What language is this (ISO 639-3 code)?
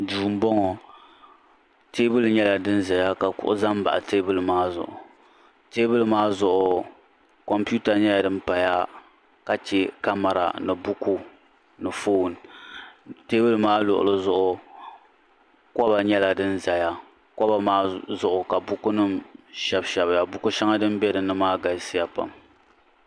dag